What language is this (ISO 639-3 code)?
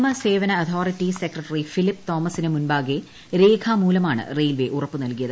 mal